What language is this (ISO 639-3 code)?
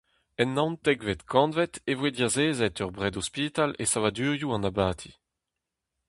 bre